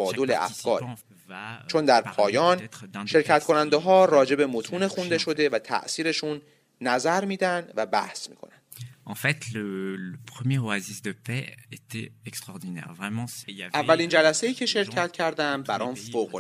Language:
Persian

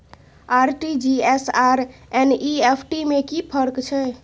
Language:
Maithili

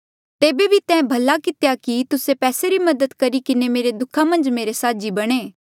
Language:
Mandeali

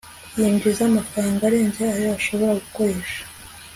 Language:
Kinyarwanda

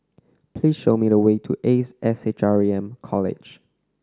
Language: English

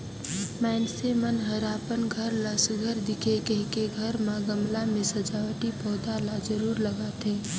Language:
Chhattisgarhi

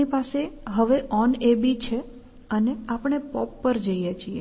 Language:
Gujarati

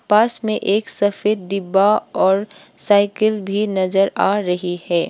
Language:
Hindi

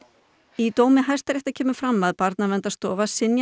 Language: Icelandic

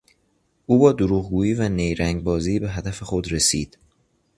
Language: Persian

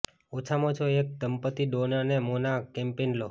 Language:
Gujarati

